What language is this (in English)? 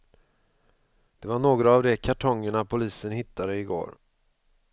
Swedish